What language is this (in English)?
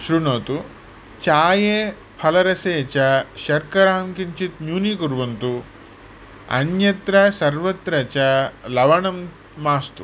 Sanskrit